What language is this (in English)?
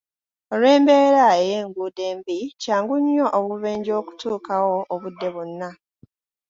Ganda